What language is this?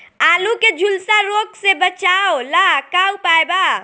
Bhojpuri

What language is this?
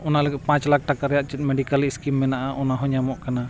Santali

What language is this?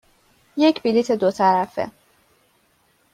Persian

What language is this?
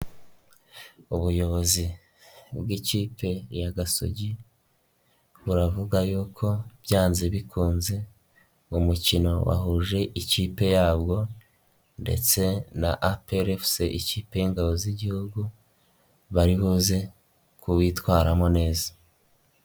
Kinyarwanda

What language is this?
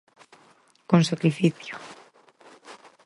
Galician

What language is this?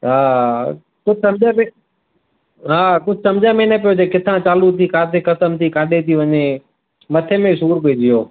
Sindhi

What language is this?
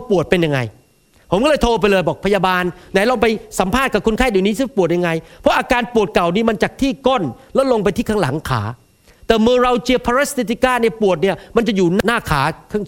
Thai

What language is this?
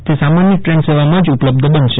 Gujarati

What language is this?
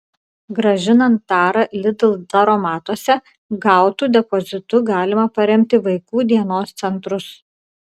Lithuanian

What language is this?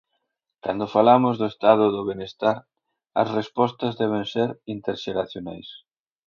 Galician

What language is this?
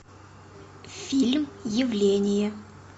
Russian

